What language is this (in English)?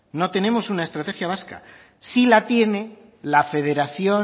Spanish